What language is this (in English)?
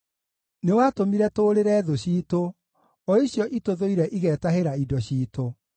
Kikuyu